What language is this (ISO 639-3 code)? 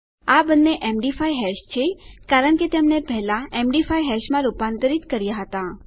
guj